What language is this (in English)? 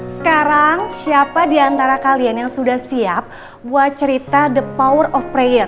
Indonesian